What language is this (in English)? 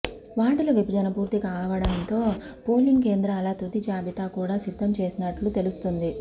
Telugu